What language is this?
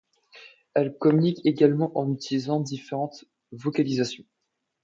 French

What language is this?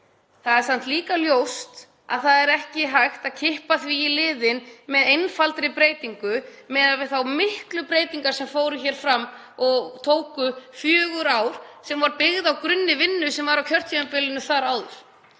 Icelandic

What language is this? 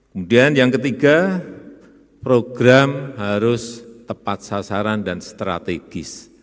Indonesian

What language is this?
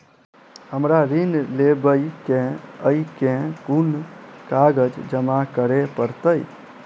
Maithili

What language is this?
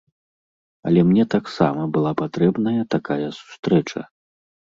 Belarusian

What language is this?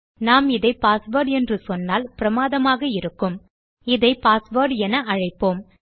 Tamil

